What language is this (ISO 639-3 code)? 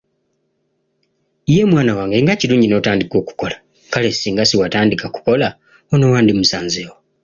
lug